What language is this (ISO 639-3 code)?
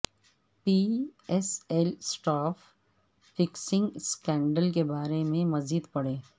urd